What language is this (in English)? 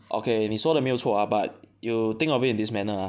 English